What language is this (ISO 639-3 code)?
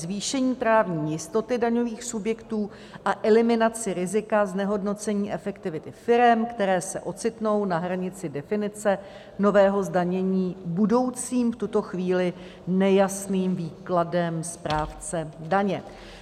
ces